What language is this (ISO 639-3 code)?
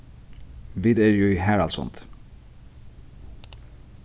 fao